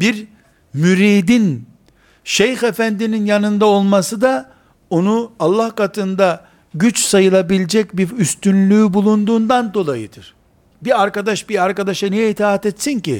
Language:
Turkish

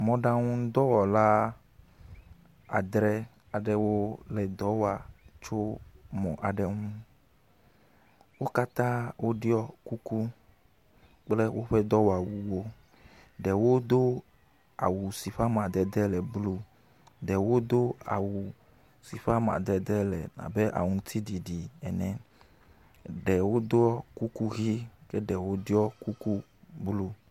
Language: Ewe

